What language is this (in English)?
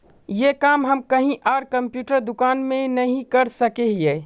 Magahi